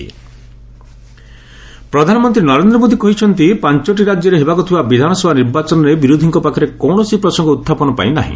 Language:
Odia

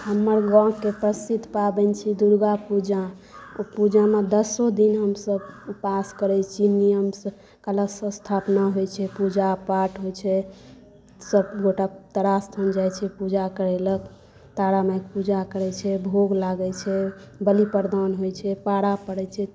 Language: Maithili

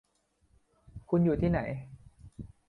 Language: Thai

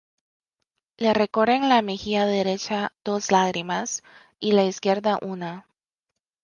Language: Spanish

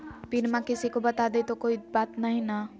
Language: Magahi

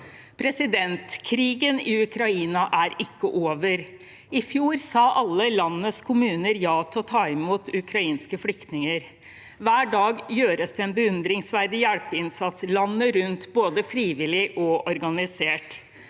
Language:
Norwegian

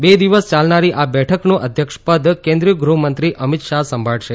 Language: Gujarati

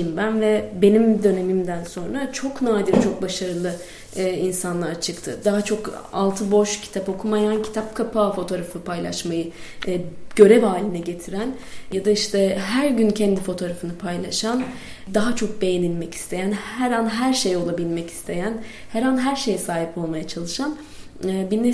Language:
Turkish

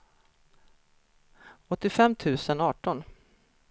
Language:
Swedish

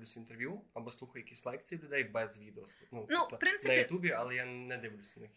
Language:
Ukrainian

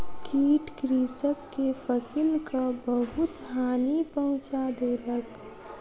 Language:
Maithili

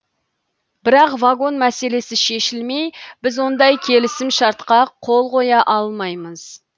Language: Kazakh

